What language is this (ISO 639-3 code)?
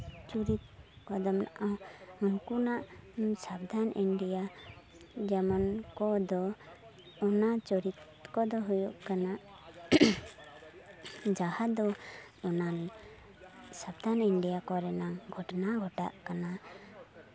sat